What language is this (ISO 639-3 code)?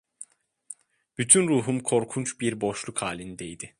tur